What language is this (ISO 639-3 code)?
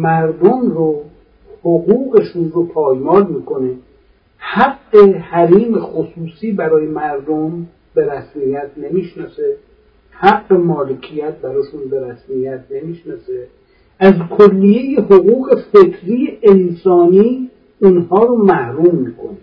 fas